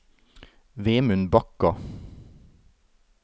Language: Norwegian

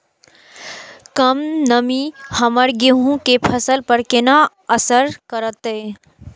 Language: Maithili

